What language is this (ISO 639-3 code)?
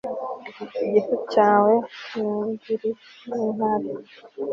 kin